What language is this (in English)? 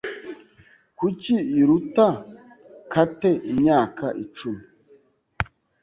Kinyarwanda